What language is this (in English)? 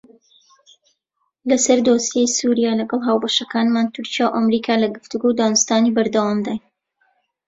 Central Kurdish